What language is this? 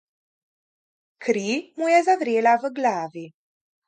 Slovenian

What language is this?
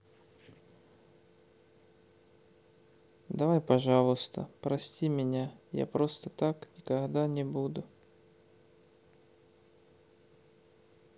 Russian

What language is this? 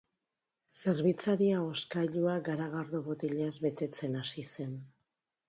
Basque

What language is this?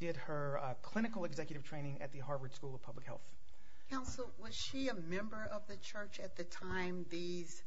English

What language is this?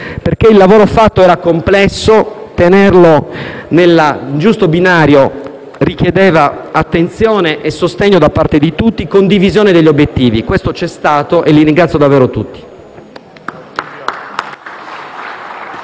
Italian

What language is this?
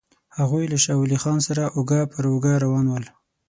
Pashto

